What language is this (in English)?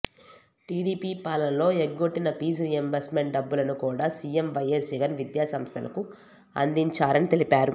Telugu